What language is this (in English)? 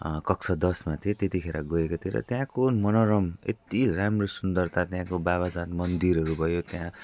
Nepali